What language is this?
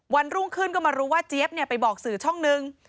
Thai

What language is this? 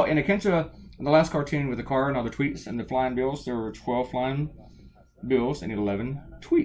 English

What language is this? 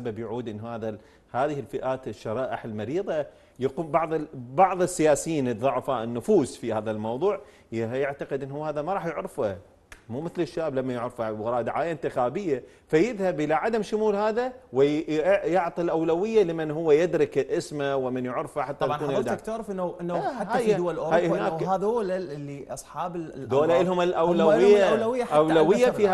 Arabic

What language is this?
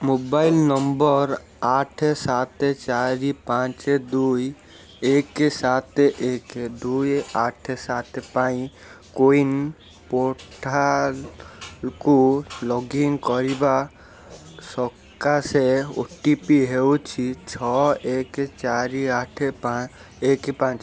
Odia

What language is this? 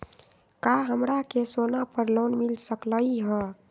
Magahi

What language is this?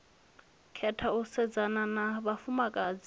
Venda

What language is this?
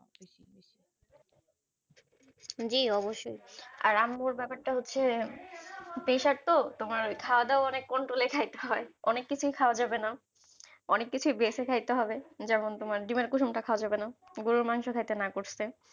Bangla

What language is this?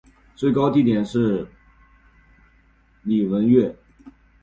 Chinese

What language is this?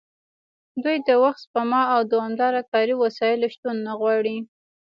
Pashto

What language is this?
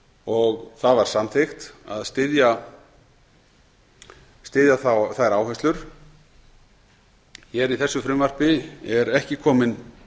Icelandic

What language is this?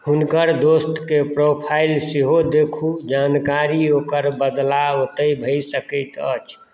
Maithili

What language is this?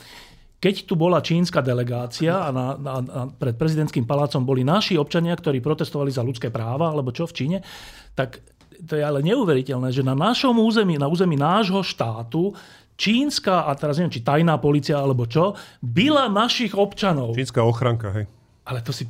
Slovak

